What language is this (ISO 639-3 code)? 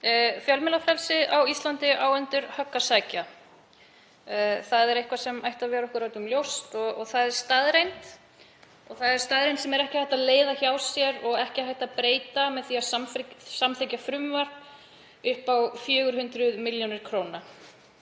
isl